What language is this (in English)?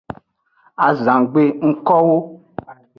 Aja (Benin)